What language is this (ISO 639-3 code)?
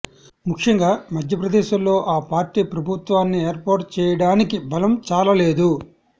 tel